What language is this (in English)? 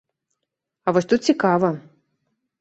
Belarusian